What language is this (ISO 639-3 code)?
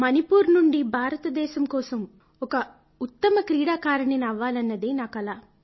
tel